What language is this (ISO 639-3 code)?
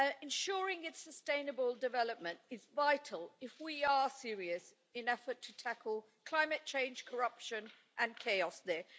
eng